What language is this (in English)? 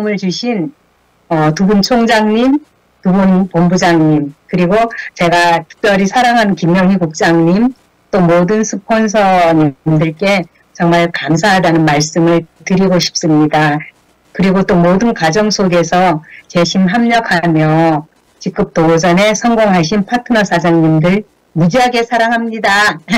Korean